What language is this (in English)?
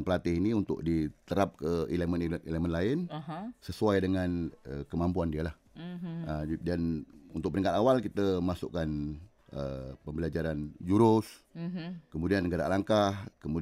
Malay